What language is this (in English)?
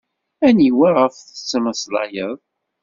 Kabyle